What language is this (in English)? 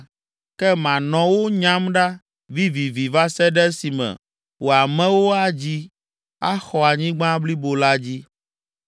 Ewe